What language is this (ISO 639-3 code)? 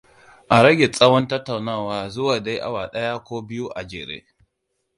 hau